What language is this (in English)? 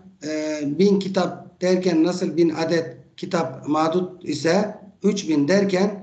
Turkish